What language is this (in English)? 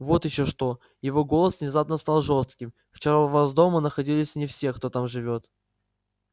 Russian